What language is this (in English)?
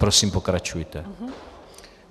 Czech